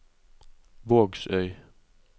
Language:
Norwegian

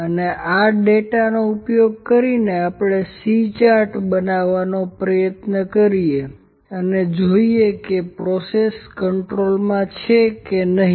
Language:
Gujarati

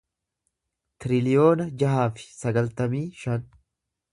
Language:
Oromo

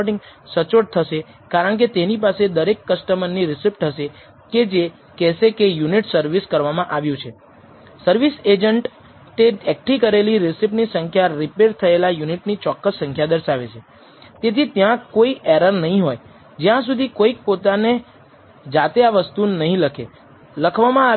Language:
Gujarati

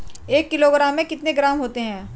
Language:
Hindi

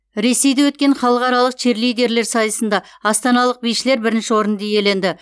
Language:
Kazakh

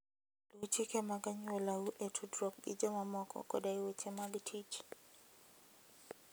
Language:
Luo (Kenya and Tanzania)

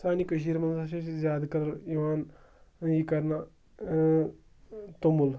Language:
Kashmiri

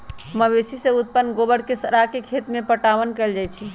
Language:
Magahi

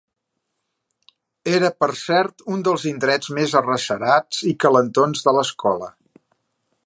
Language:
Catalan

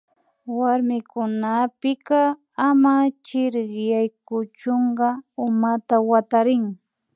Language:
Imbabura Highland Quichua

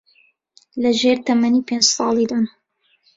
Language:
Central Kurdish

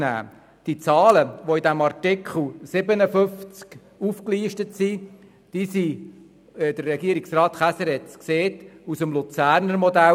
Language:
Swiss German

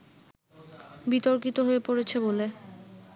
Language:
Bangla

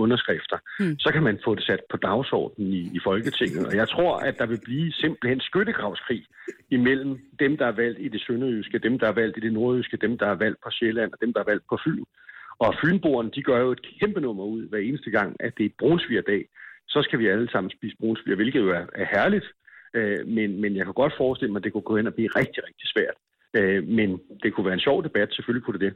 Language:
Danish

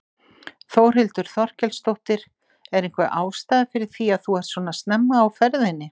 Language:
Icelandic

